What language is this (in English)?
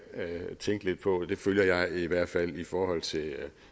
Danish